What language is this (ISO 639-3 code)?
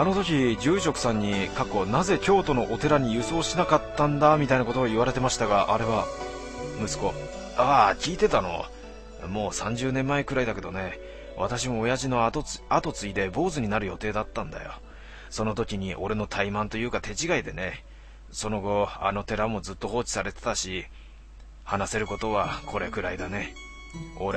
jpn